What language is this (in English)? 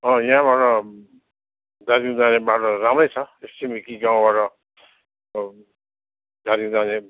Nepali